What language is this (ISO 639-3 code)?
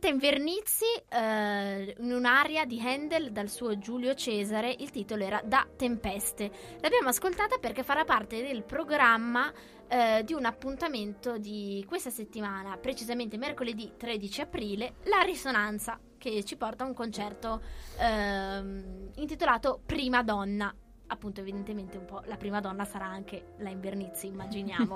ita